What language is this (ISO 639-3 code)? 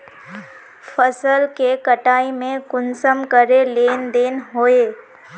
mag